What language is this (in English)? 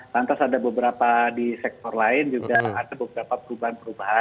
Indonesian